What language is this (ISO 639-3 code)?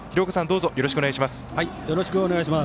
jpn